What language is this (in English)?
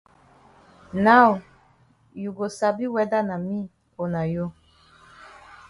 Cameroon Pidgin